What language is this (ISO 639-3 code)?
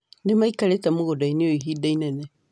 kik